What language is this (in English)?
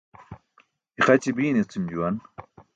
Burushaski